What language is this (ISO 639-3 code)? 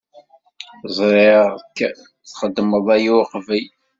kab